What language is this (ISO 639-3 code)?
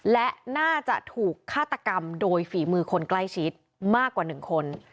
tha